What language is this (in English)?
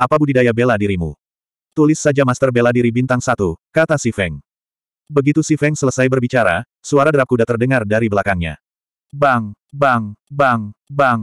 Indonesian